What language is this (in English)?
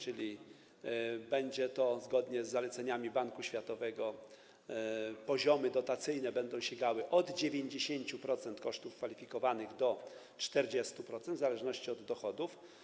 Polish